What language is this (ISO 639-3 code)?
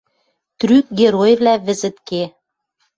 mrj